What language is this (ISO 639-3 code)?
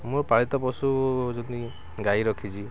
ori